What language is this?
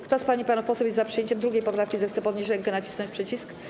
Polish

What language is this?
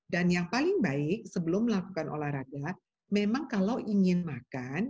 Indonesian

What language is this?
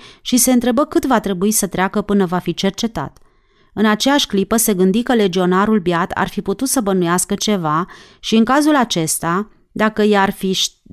Romanian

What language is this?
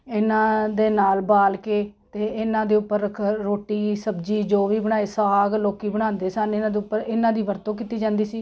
Punjabi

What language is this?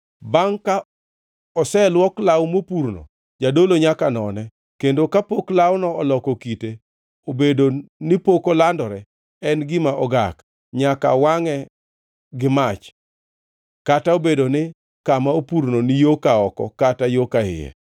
Luo (Kenya and Tanzania)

